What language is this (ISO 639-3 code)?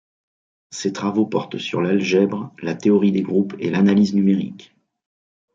fra